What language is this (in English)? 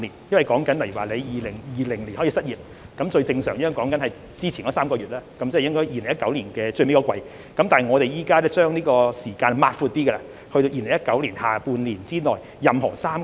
Cantonese